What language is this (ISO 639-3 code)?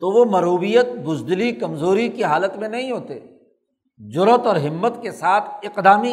urd